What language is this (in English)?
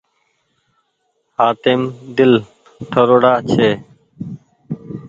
Goaria